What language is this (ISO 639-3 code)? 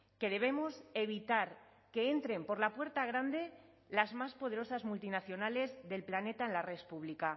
spa